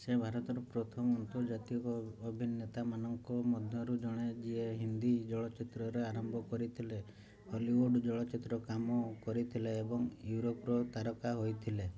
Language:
Odia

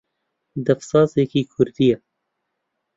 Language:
Central Kurdish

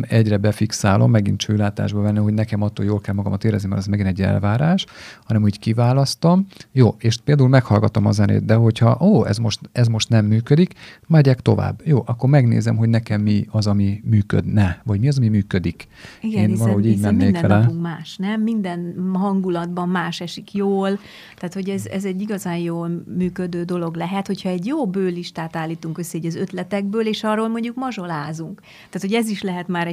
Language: Hungarian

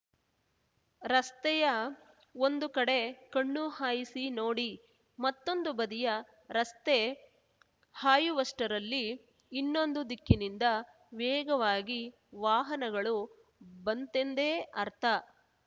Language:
Kannada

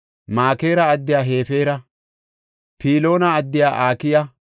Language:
Gofa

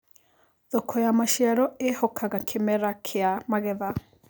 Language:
Kikuyu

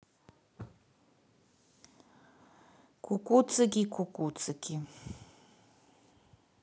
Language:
Russian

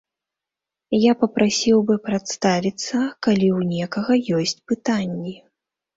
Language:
Belarusian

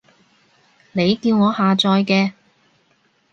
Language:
Cantonese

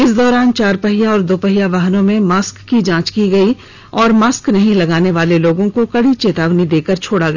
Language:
Hindi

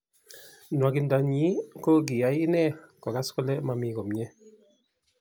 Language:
Kalenjin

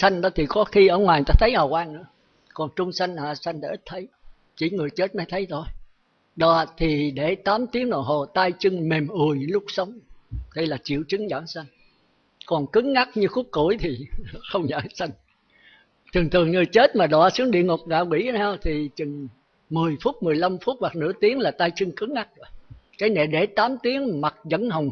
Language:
Vietnamese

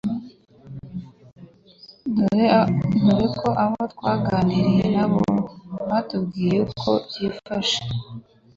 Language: Kinyarwanda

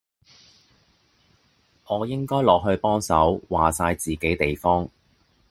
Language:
Cantonese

